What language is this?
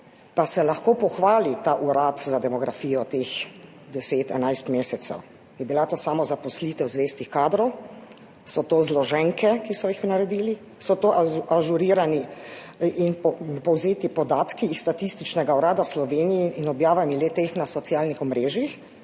Slovenian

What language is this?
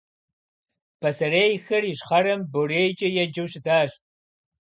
Kabardian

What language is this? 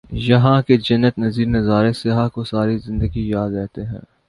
Urdu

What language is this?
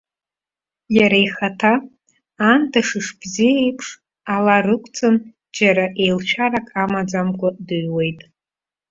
Abkhazian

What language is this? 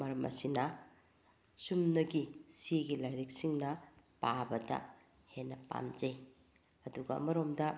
Manipuri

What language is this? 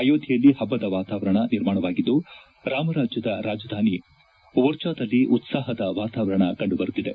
Kannada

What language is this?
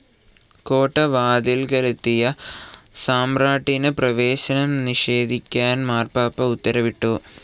Malayalam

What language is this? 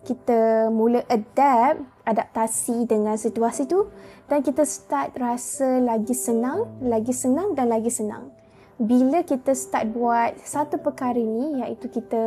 Malay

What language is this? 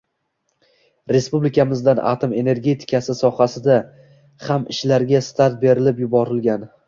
Uzbek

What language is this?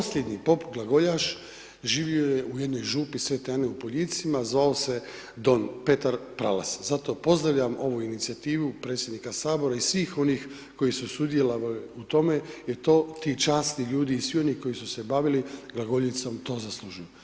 Croatian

